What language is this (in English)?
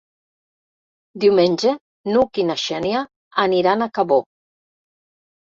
Catalan